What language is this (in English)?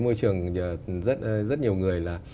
Vietnamese